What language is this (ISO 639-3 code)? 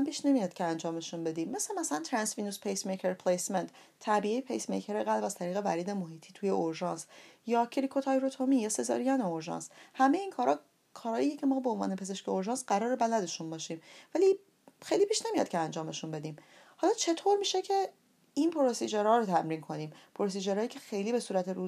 fas